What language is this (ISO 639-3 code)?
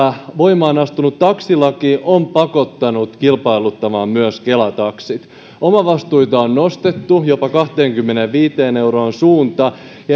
fin